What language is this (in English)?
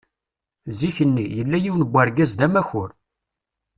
Kabyle